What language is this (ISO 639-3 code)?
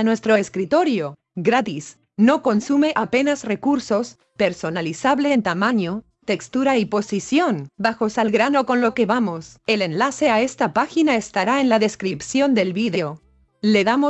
spa